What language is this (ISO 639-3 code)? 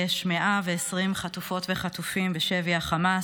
heb